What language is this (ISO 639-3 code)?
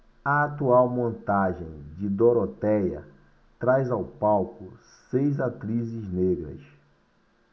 por